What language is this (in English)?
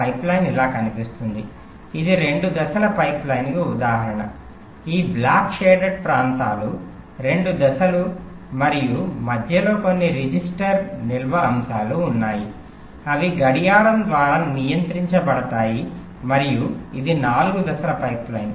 Telugu